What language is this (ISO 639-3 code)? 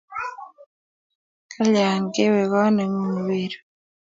kln